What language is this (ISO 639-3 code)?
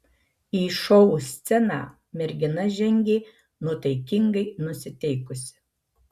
lit